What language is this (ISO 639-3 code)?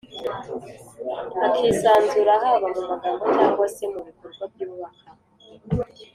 kin